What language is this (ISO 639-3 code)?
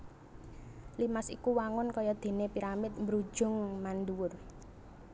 jav